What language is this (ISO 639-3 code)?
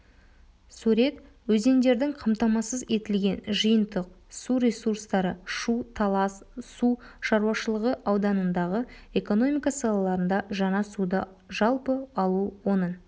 kaz